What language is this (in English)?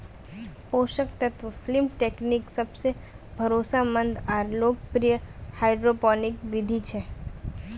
Magahi